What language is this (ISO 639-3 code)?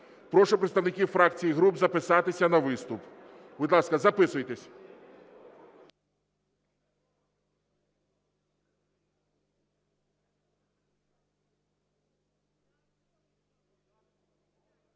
ukr